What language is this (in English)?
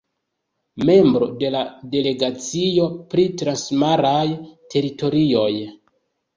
Esperanto